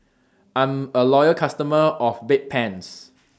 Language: English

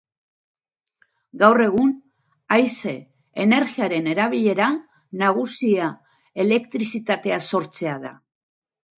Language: Basque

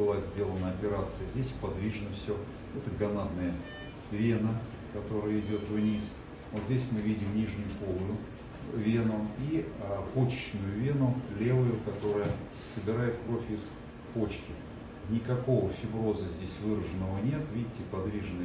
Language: Russian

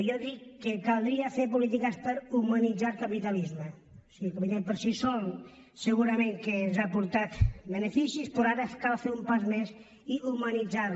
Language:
Catalan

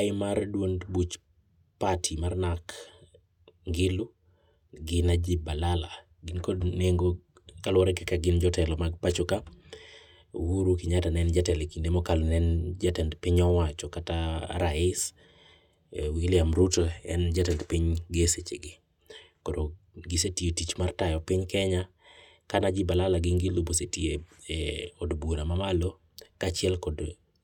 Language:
Luo (Kenya and Tanzania)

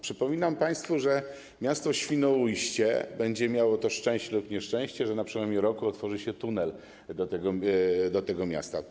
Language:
Polish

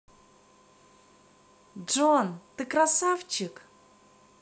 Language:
Russian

